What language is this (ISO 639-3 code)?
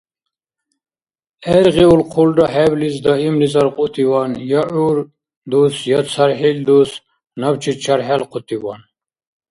dar